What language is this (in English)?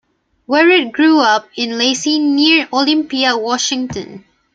English